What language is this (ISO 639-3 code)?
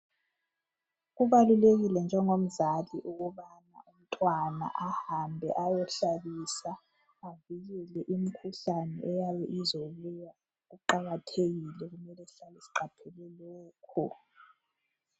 nde